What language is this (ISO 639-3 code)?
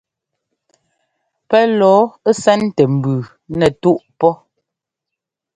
jgo